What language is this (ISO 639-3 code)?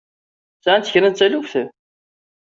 kab